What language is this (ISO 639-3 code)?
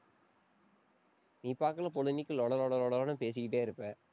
tam